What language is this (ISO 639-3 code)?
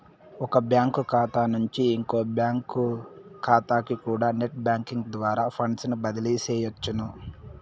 tel